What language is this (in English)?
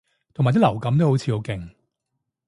Cantonese